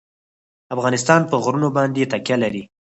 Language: Pashto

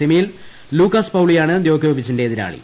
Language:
Malayalam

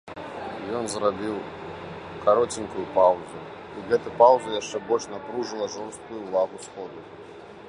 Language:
Belarusian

